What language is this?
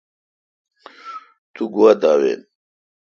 Kalkoti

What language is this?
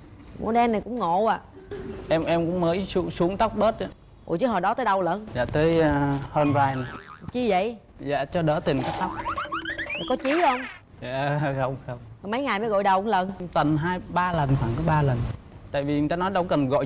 Vietnamese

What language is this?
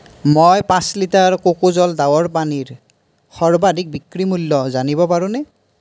Assamese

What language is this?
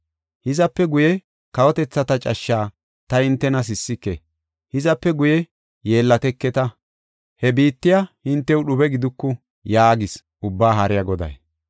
Gofa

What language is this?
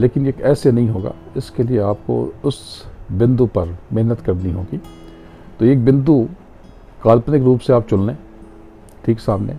Hindi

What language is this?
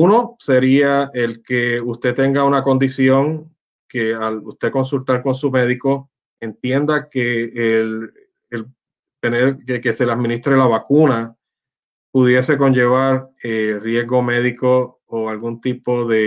Spanish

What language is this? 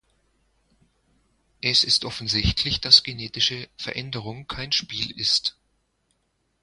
German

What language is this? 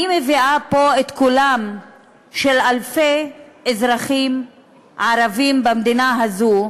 Hebrew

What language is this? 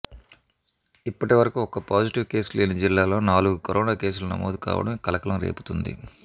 Telugu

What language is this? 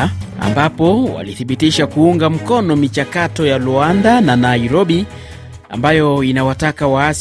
Swahili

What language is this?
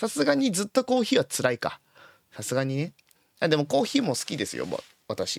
Japanese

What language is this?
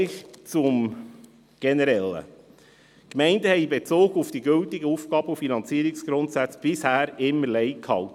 Swiss German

